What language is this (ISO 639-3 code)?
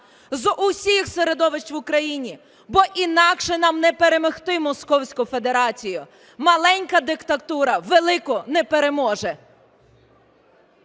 ukr